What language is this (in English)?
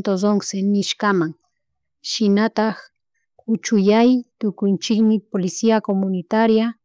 Chimborazo Highland Quichua